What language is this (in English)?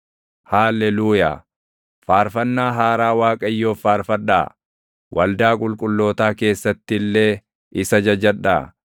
Oromo